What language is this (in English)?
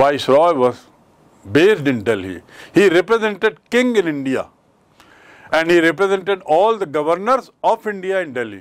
Hindi